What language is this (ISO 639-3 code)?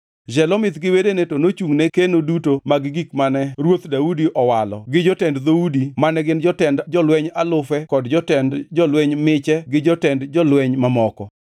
luo